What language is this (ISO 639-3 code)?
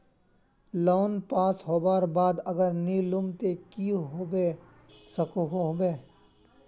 mag